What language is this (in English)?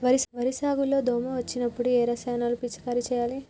Telugu